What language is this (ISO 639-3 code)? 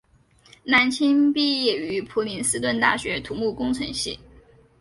zho